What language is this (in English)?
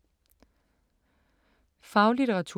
Danish